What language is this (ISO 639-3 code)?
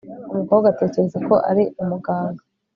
kin